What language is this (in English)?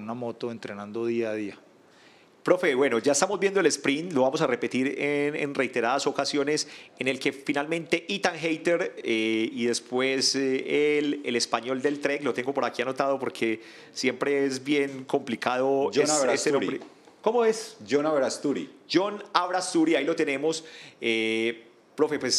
Spanish